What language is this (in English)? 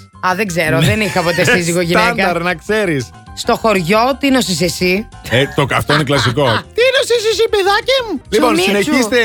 Greek